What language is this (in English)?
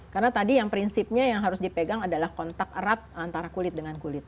Indonesian